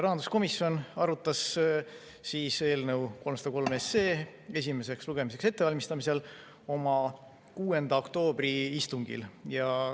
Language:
Estonian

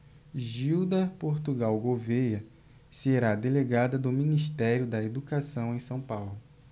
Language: Portuguese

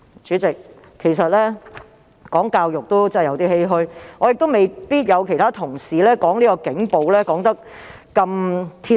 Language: Cantonese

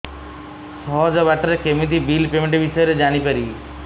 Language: Odia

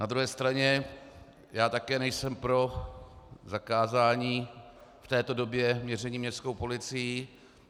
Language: Czech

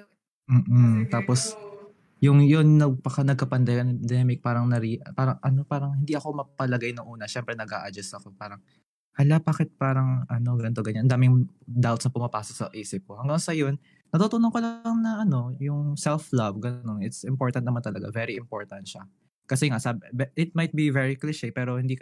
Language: Filipino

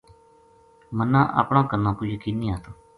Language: Gujari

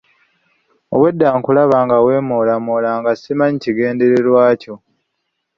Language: Ganda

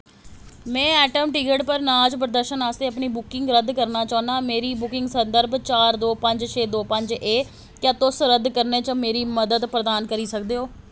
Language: Dogri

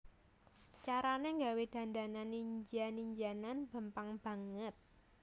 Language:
Javanese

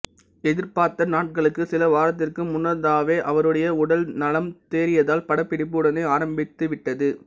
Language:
Tamil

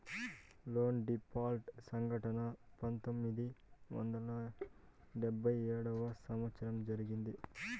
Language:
Telugu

